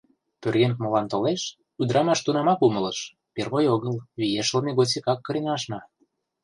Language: Mari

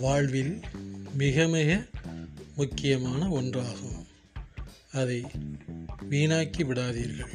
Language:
Tamil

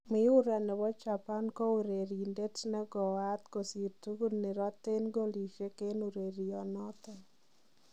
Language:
Kalenjin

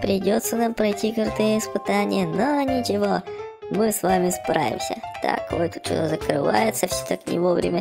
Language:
Russian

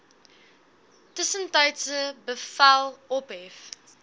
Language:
Afrikaans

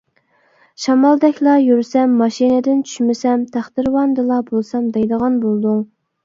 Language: Uyghur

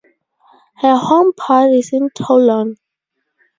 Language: English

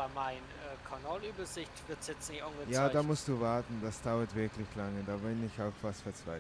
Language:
German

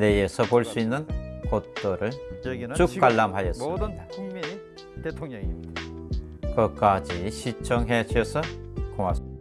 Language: Korean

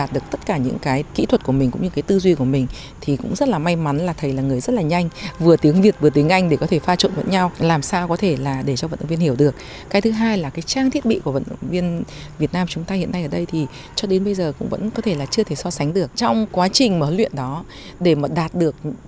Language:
Vietnamese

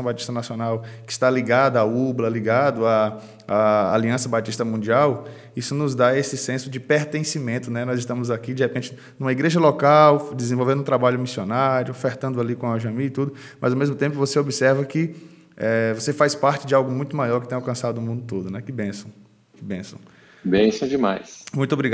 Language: Portuguese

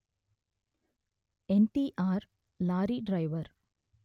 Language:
Telugu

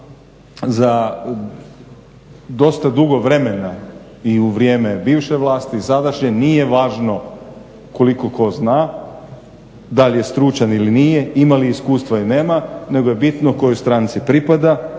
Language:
Croatian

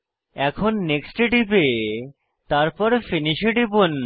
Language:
Bangla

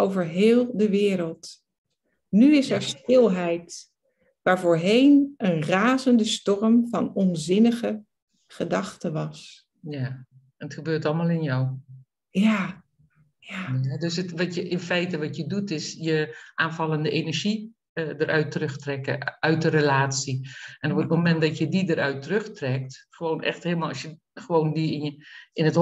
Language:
Dutch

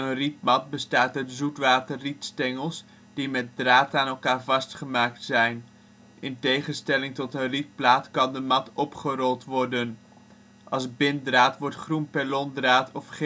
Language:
Dutch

